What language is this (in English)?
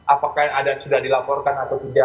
Indonesian